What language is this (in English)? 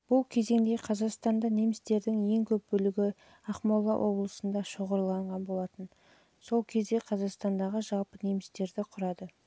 Kazakh